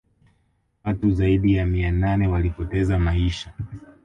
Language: Swahili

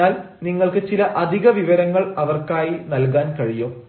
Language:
Malayalam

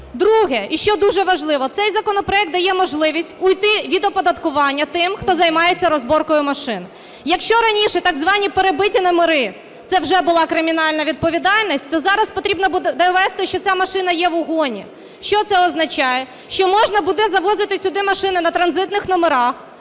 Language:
Ukrainian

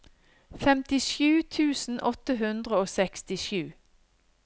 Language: Norwegian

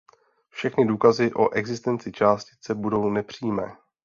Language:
Czech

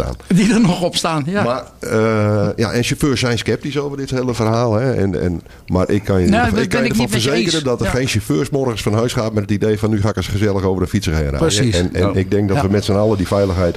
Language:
Dutch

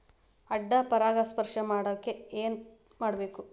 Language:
Kannada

